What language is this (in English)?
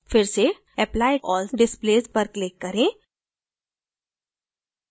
Hindi